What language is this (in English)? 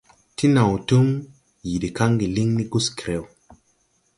Tupuri